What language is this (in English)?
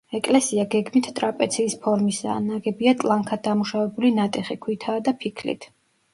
Georgian